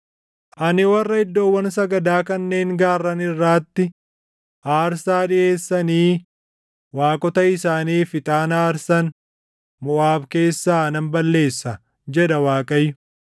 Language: Oromo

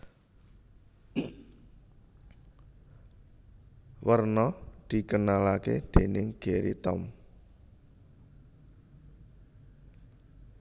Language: Javanese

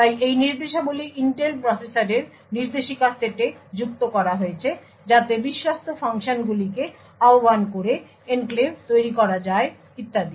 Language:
Bangla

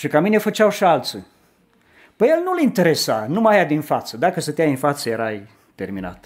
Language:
Romanian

